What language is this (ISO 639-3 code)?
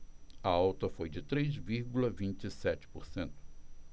por